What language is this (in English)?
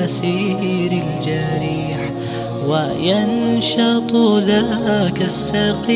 Arabic